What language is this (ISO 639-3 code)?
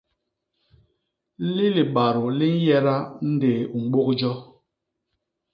bas